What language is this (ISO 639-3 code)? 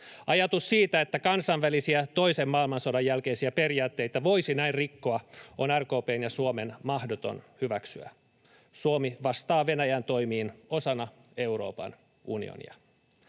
fin